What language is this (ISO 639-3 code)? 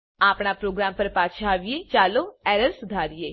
guj